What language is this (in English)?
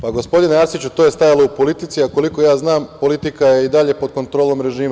Serbian